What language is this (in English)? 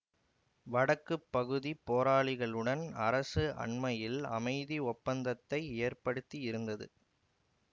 Tamil